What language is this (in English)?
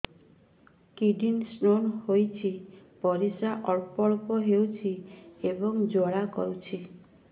Odia